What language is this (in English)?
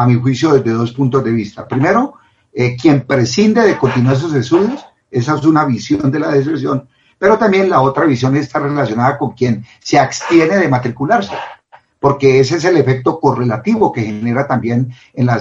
Spanish